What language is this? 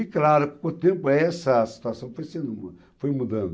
Portuguese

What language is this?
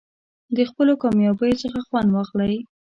Pashto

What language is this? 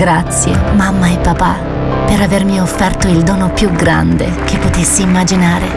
Italian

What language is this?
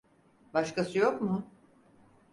Turkish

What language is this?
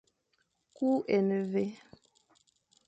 Fang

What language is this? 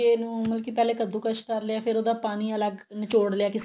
Punjabi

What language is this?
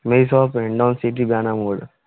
Hindi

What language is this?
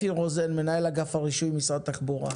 Hebrew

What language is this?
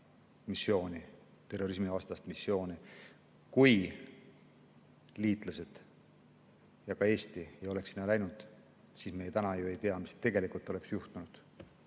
Estonian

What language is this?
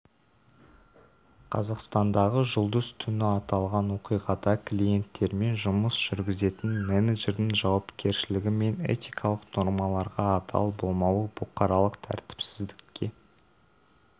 Kazakh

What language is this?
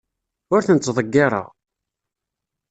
Kabyle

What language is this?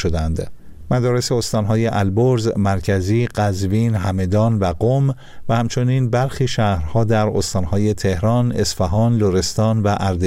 Persian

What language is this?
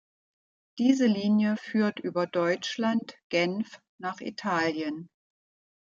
German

